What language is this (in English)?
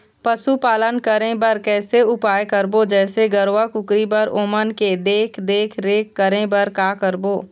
Chhattisgarhi